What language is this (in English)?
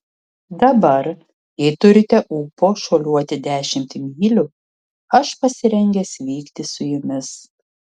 Lithuanian